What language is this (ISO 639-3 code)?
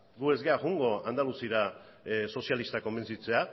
eus